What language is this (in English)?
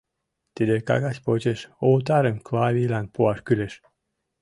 Mari